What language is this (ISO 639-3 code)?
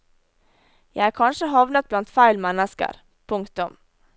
nor